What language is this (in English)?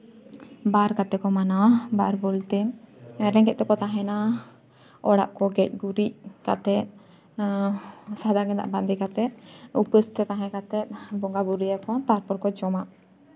Santali